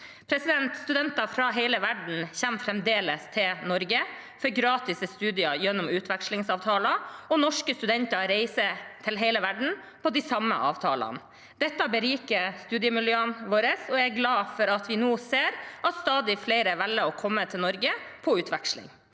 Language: Norwegian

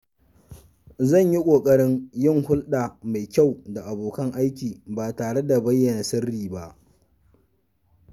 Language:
Hausa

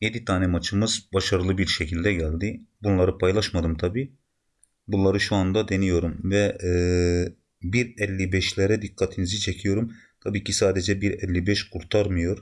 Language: Turkish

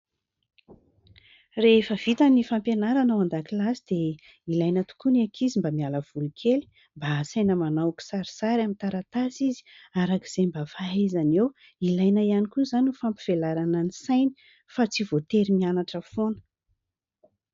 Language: Malagasy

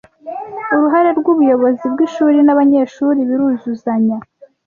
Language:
Kinyarwanda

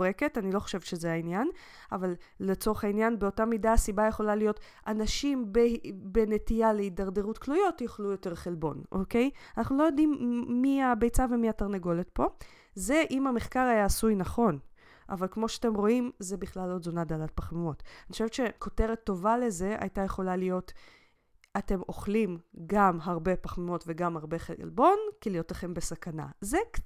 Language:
Hebrew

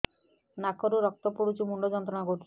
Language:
Odia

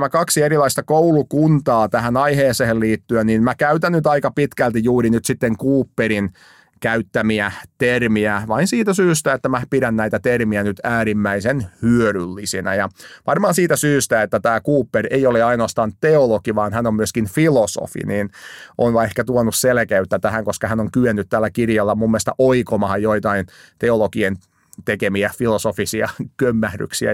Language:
Finnish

